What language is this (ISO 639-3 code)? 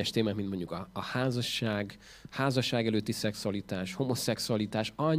hun